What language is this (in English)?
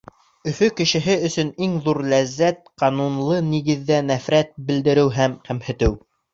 Bashkir